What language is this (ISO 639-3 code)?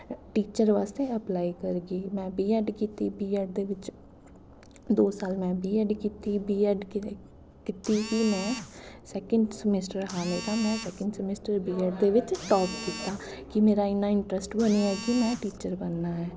doi